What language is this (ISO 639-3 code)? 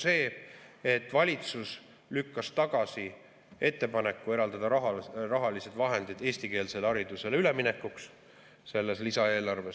est